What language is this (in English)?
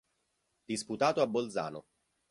Italian